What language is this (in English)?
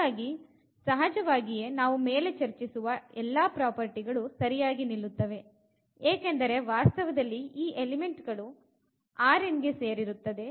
Kannada